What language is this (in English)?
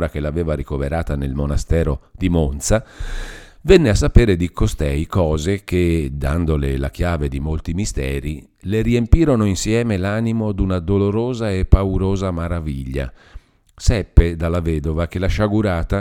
Italian